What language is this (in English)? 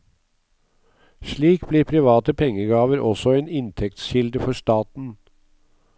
Norwegian